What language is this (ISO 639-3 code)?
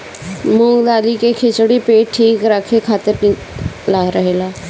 bho